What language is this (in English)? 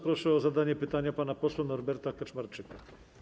Polish